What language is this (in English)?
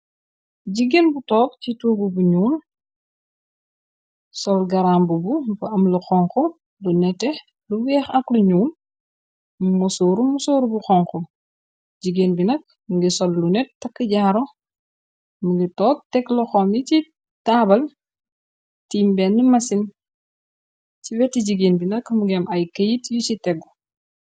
Wolof